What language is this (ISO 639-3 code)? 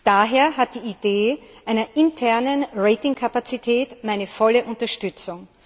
deu